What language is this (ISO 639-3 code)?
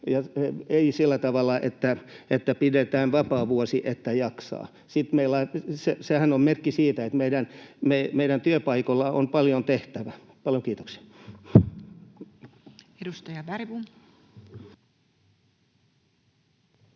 fin